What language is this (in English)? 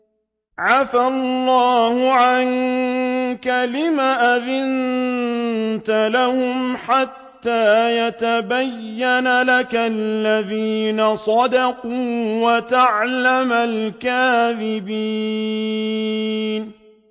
Arabic